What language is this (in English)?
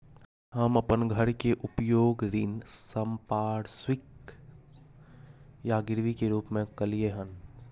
Maithili